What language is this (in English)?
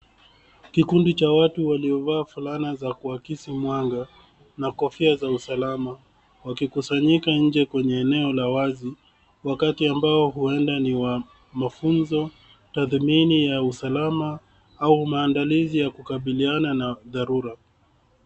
Swahili